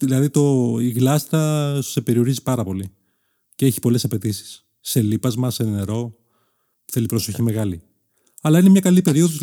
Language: Greek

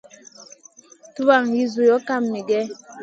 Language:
Masana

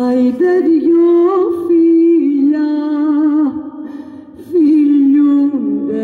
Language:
Romanian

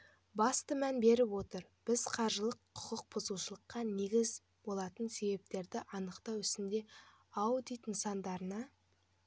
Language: Kazakh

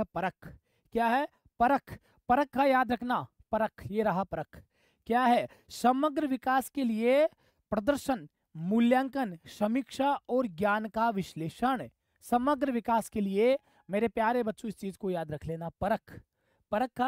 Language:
Hindi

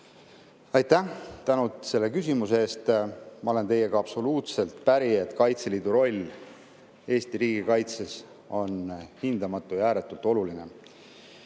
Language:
Estonian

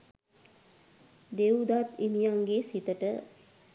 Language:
Sinhala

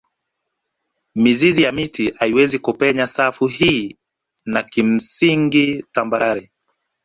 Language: Swahili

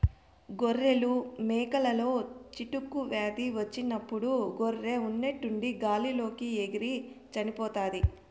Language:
Telugu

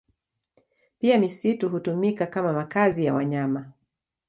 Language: Swahili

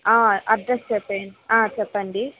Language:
Telugu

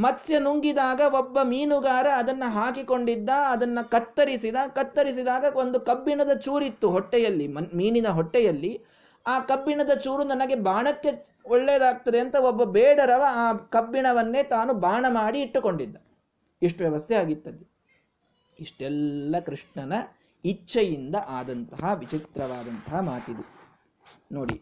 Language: Kannada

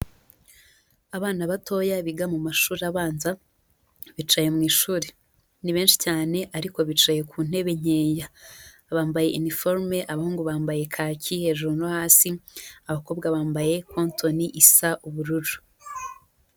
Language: Kinyarwanda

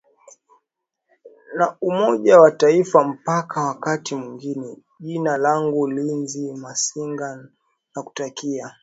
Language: Swahili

